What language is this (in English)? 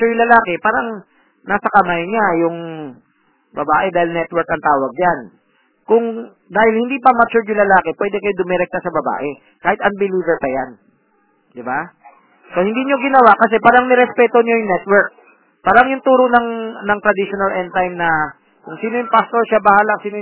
Filipino